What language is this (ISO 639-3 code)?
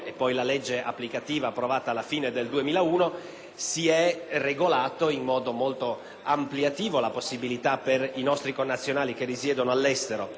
ita